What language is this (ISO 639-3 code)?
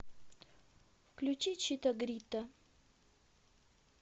rus